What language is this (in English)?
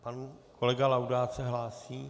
Czech